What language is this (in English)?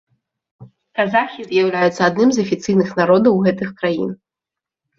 Belarusian